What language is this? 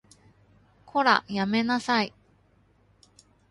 Japanese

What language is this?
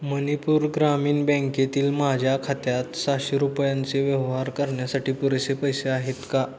Marathi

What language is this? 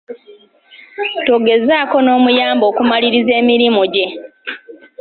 Ganda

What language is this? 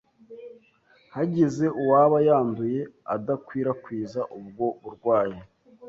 Kinyarwanda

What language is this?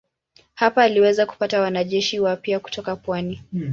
Swahili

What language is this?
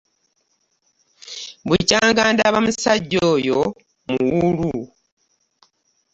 Ganda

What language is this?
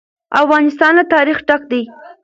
Pashto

